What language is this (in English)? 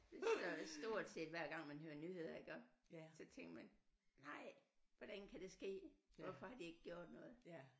Danish